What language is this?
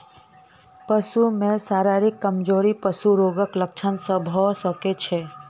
Maithili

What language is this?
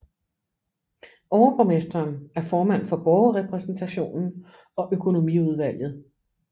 Danish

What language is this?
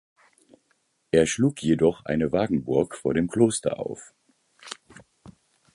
German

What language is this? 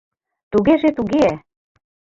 Mari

